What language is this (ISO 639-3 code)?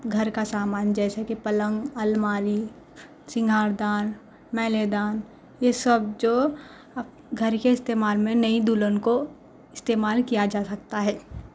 urd